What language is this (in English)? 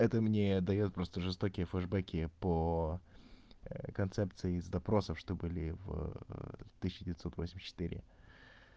Russian